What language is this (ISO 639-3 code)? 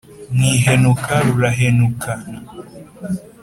kin